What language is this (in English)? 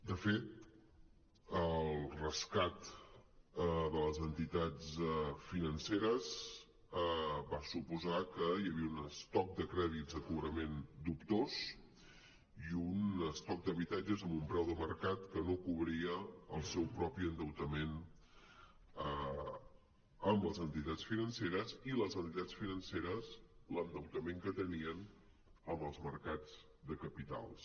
Catalan